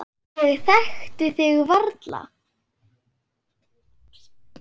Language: Icelandic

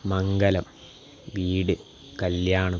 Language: Malayalam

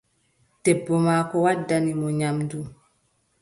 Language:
Adamawa Fulfulde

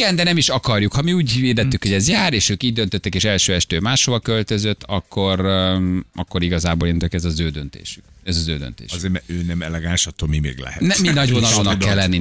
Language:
Hungarian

